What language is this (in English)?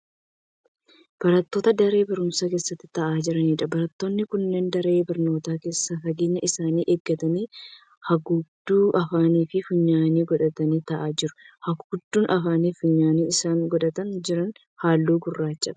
Oromo